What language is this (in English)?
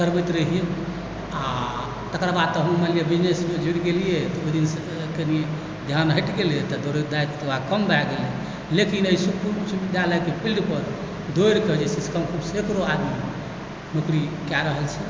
Maithili